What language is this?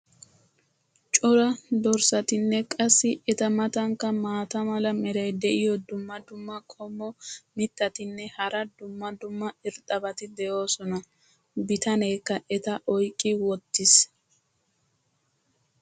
Wolaytta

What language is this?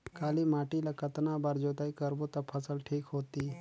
Chhattisgarhi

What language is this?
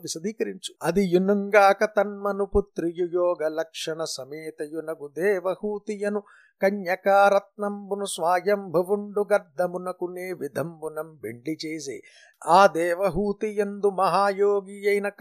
Telugu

